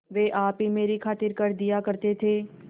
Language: Hindi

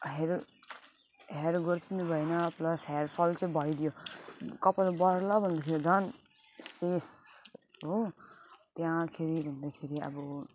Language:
Nepali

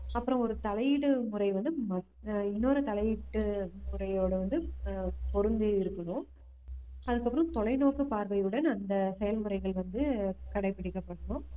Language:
Tamil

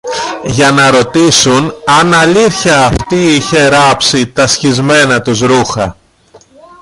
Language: Greek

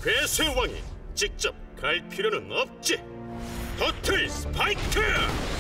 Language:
Korean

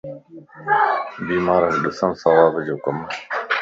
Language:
Lasi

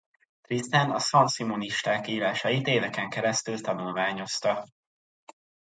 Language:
Hungarian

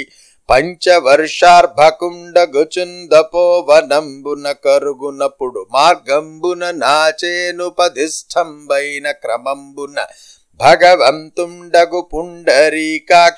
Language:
Telugu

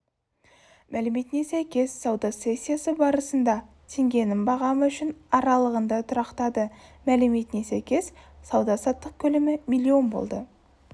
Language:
Kazakh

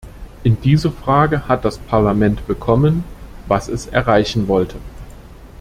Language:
German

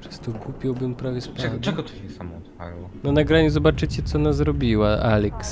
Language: Polish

